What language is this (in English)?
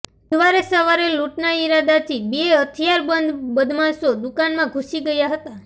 Gujarati